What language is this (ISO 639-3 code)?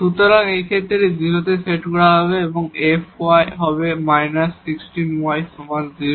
ben